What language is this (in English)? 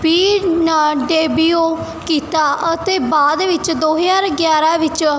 Punjabi